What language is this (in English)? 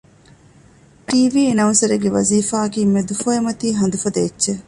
Divehi